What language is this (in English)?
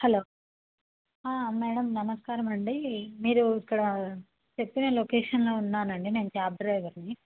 Telugu